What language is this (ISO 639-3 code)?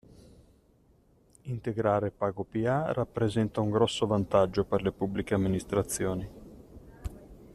ita